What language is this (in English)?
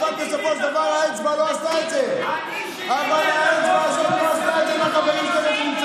Hebrew